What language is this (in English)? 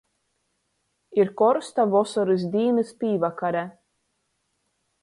Latgalian